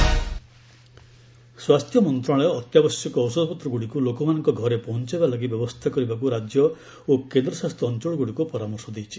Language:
Odia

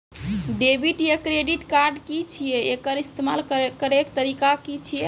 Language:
Maithili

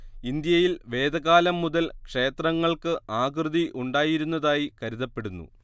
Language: Malayalam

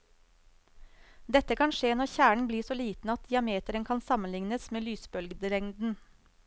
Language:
Norwegian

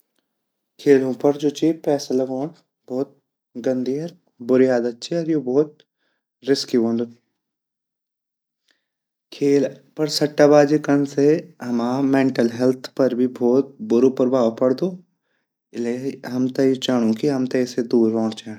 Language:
Garhwali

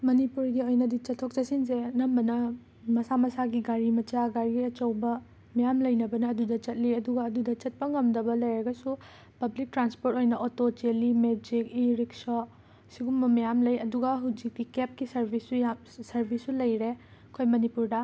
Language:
Manipuri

